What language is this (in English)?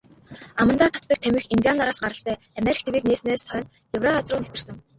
Mongolian